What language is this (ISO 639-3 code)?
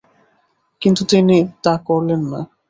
ben